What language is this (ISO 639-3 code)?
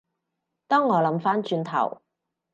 yue